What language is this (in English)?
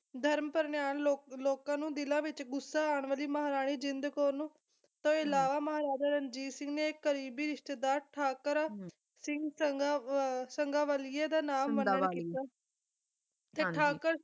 Punjabi